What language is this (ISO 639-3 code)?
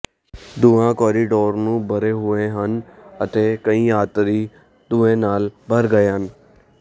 pan